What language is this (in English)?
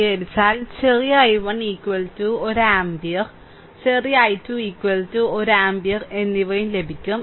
Malayalam